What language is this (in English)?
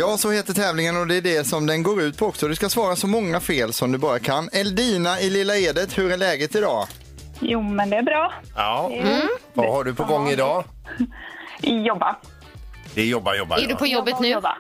Swedish